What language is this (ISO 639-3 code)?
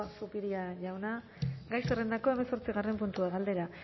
eus